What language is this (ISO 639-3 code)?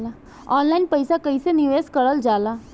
bho